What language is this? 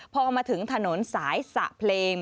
Thai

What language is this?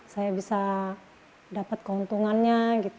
Indonesian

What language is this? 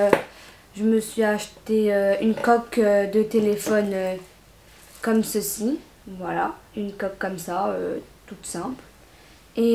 French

